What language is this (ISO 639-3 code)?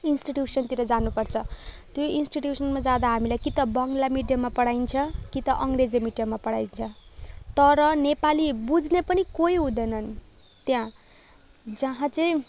nep